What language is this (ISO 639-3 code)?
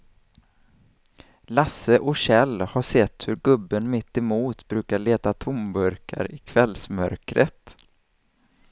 swe